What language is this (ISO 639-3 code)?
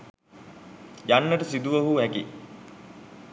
sin